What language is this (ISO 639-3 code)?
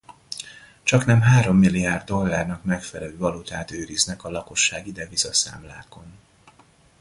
hun